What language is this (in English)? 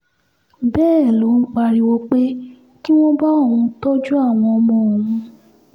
Yoruba